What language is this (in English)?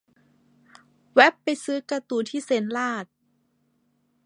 Thai